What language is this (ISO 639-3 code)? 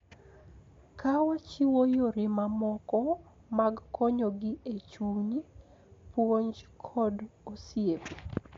luo